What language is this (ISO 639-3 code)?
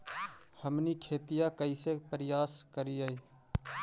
mag